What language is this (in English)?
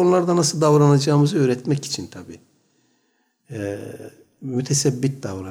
Turkish